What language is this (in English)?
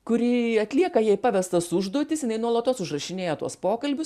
Lithuanian